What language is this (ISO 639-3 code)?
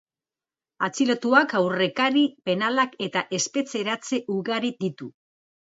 eus